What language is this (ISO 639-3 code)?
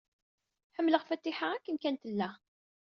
kab